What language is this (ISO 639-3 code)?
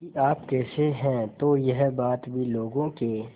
hin